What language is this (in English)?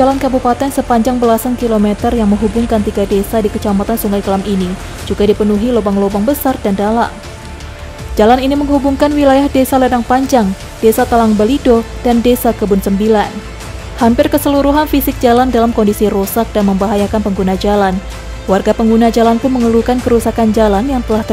Indonesian